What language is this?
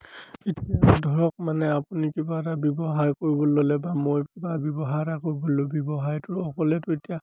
Assamese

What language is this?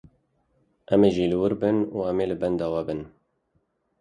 Kurdish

